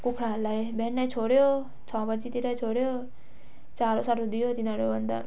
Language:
Nepali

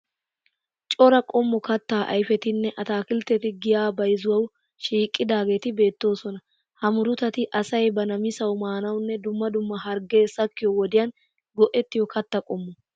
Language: Wolaytta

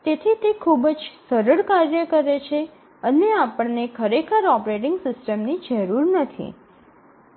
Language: Gujarati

